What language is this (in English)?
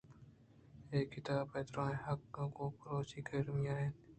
Eastern Balochi